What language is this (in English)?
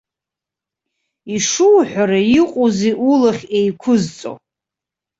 Abkhazian